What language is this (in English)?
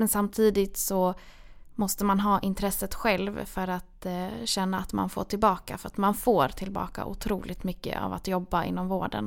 Swedish